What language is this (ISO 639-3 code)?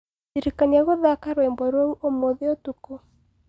kik